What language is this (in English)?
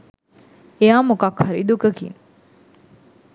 Sinhala